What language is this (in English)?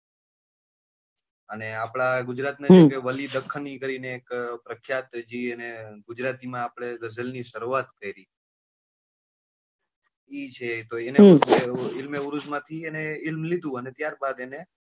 Gujarati